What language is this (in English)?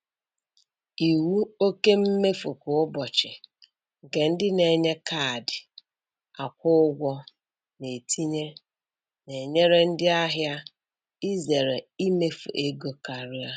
Igbo